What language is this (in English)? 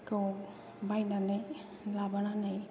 Bodo